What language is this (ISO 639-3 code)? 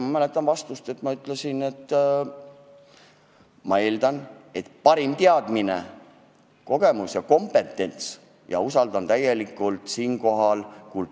est